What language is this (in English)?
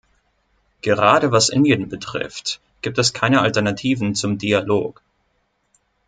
German